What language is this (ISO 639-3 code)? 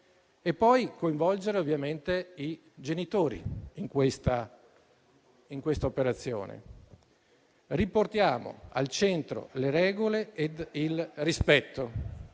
ita